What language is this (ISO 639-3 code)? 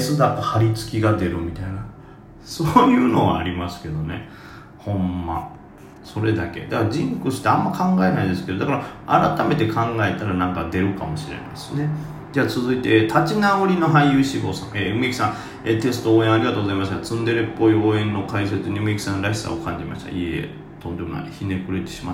jpn